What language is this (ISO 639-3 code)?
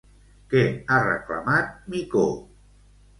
cat